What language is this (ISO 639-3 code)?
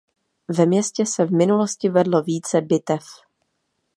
ces